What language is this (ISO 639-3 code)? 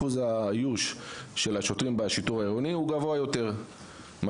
heb